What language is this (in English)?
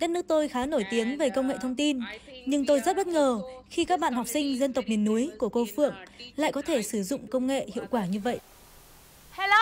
Vietnamese